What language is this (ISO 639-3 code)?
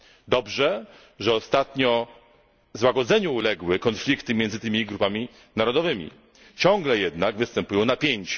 pol